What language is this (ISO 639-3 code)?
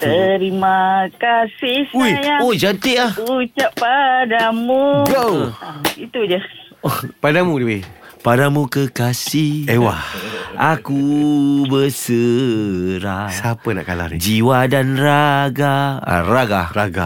msa